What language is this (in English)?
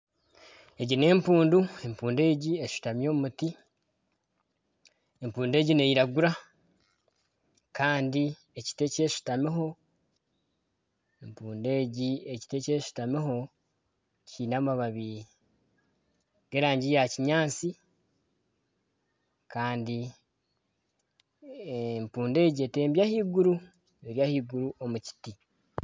Nyankole